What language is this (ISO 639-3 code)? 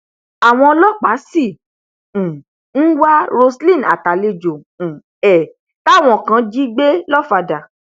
yor